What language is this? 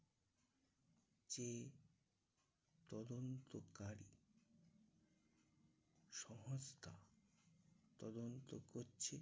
Bangla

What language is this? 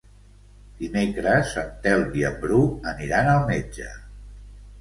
Catalan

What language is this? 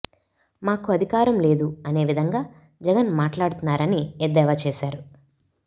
Telugu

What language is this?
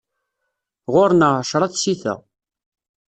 Kabyle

